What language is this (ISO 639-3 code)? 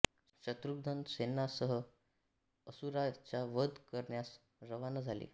mar